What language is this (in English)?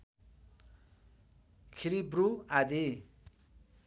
Nepali